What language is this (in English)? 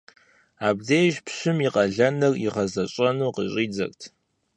Kabardian